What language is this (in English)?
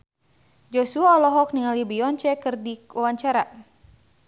Sundanese